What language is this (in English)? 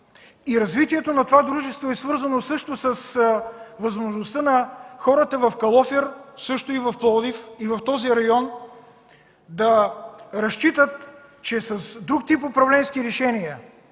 Bulgarian